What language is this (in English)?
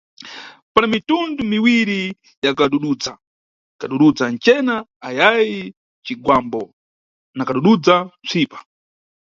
Nyungwe